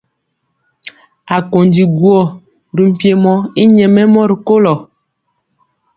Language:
Mpiemo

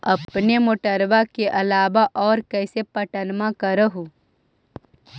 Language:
Magahi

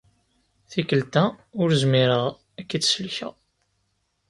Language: Kabyle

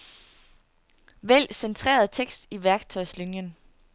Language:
Danish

